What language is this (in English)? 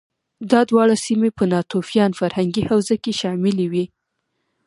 Pashto